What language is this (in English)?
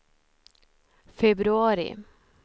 Swedish